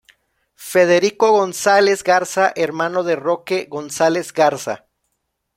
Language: Spanish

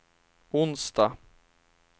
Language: Swedish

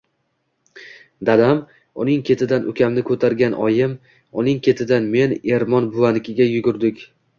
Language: Uzbek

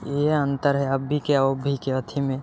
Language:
Maithili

